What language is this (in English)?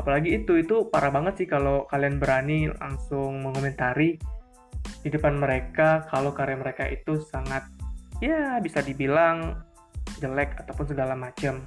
Indonesian